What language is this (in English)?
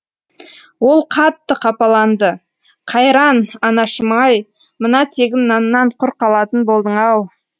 Kazakh